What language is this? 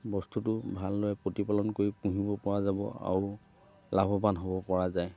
Assamese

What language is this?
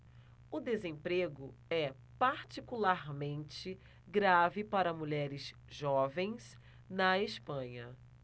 Portuguese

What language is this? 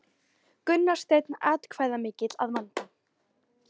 Icelandic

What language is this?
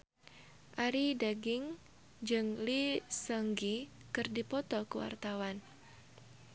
Sundanese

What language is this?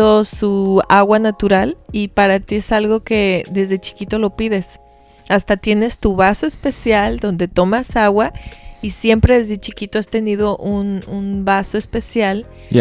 Spanish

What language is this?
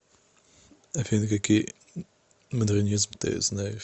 Russian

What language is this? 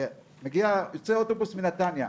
Hebrew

